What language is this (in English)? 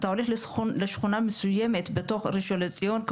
Hebrew